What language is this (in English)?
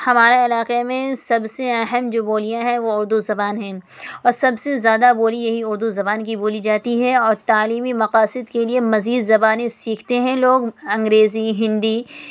Urdu